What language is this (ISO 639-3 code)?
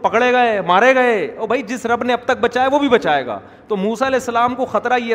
urd